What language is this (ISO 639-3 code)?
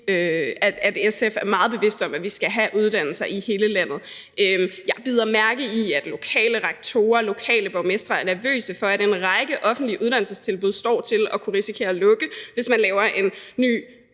dan